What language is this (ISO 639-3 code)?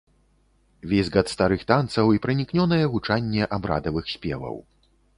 bel